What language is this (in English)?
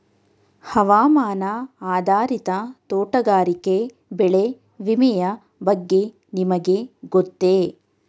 Kannada